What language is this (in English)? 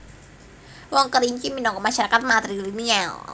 Javanese